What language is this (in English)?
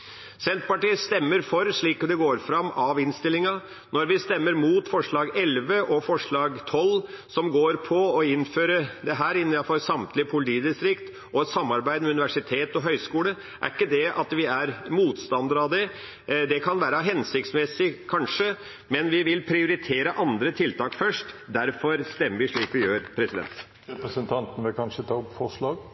Norwegian Bokmål